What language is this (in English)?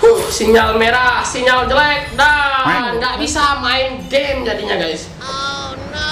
Indonesian